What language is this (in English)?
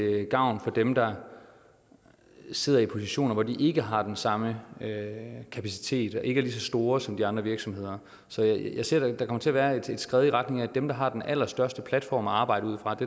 Danish